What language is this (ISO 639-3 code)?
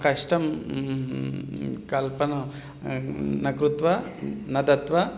san